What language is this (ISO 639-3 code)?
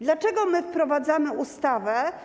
pol